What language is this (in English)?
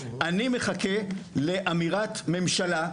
Hebrew